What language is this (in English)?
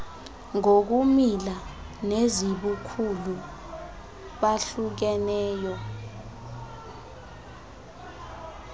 Xhosa